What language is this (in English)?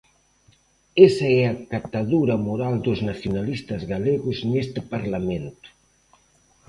Galician